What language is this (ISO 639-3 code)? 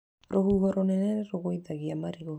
kik